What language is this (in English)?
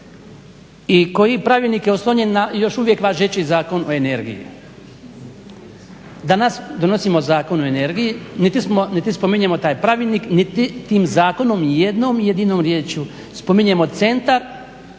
Croatian